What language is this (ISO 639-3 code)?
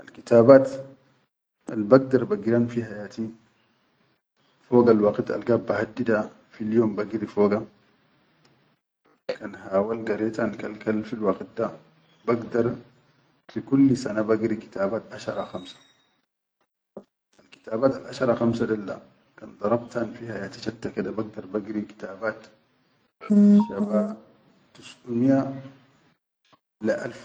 shu